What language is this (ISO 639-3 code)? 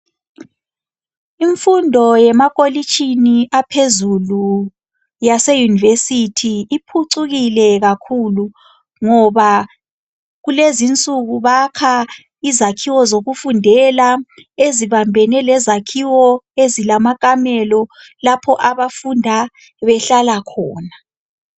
nde